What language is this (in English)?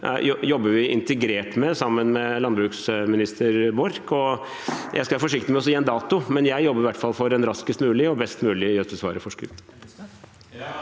Norwegian